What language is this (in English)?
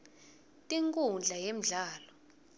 Swati